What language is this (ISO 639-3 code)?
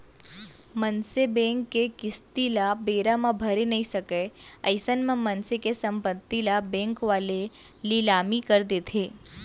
hne